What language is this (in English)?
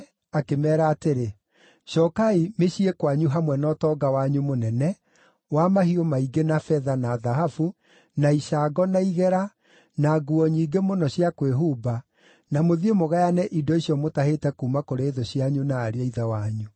Kikuyu